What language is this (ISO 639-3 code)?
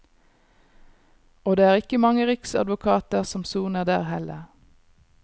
nor